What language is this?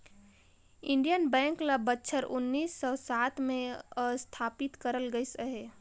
Chhattisgarhi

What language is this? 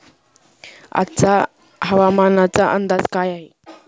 Marathi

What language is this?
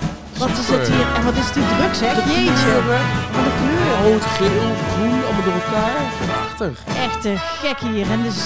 Dutch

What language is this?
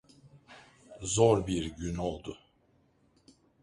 Turkish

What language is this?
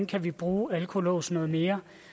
Danish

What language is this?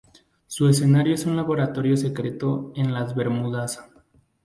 Spanish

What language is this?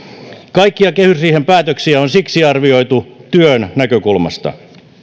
Finnish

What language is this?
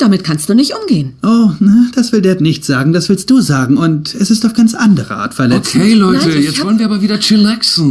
German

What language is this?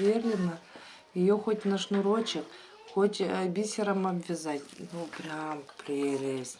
Russian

